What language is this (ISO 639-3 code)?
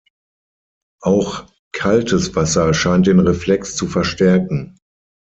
deu